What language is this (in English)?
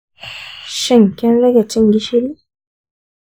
Hausa